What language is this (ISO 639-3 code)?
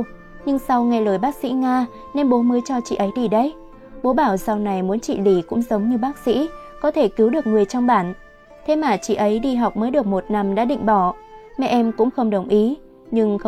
vie